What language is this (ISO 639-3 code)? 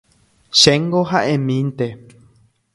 grn